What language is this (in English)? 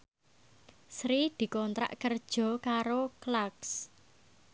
Javanese